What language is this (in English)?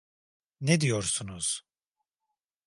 Turkish